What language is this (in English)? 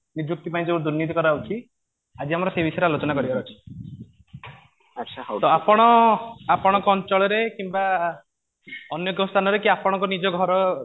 Odia